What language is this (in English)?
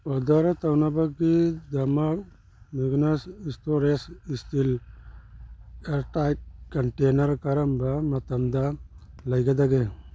Manipuri